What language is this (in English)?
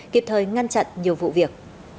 Vietnamese